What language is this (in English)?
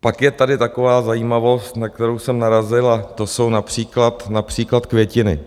Czech